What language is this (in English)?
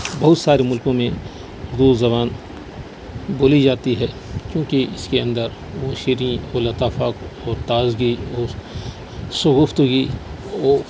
Urdu